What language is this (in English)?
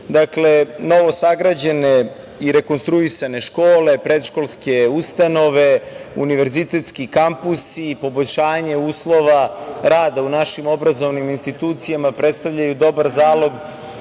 Serbian